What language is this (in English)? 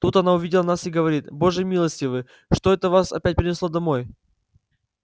Russian